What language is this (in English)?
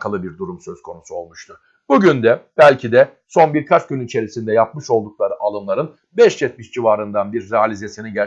Turkish